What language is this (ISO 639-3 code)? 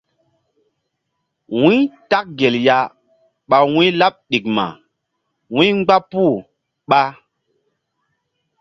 mdd